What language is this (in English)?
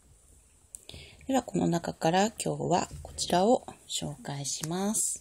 Japanese